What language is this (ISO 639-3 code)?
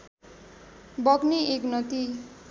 nep